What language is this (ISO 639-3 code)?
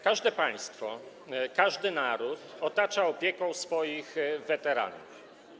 pol